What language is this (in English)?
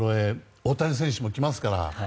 Japanese